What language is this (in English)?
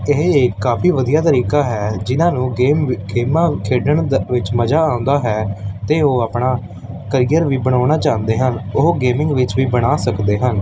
Punjabi